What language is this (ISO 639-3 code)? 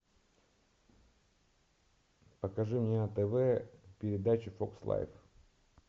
rus